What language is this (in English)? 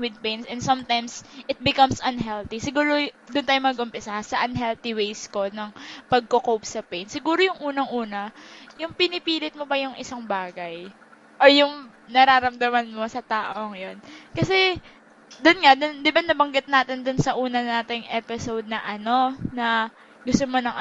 Filipino